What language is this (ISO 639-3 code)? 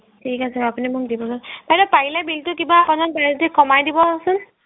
asm